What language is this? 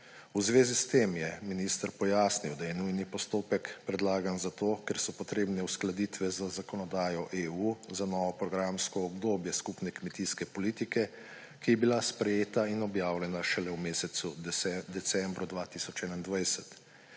Slovenian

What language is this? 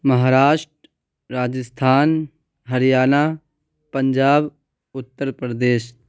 Urdu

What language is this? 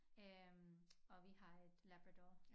Danish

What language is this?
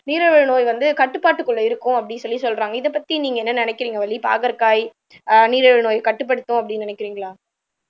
Tamil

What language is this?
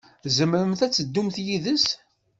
Kabyle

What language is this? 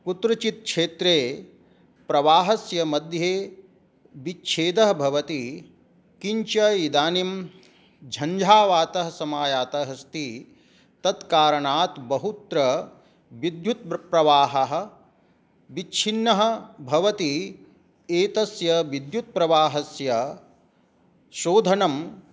Sanskrit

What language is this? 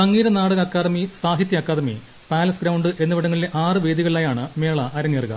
Malayalam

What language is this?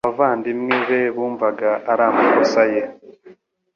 Kinyarwanda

